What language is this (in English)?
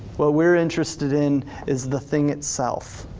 English